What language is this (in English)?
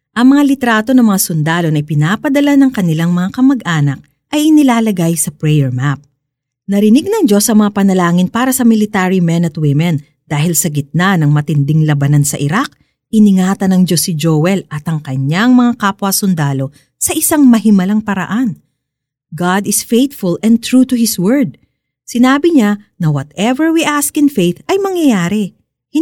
Filipino